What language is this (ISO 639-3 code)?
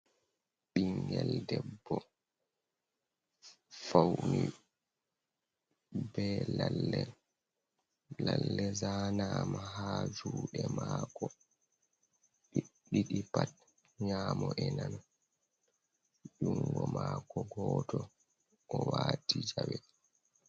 ful